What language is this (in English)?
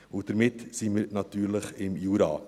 Swiss German